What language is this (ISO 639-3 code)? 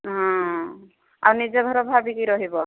ori